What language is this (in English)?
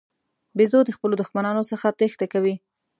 Pashto